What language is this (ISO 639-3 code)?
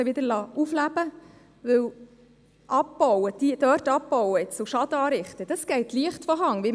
gsw